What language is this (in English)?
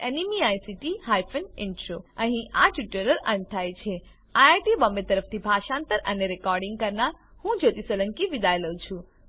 Gujarati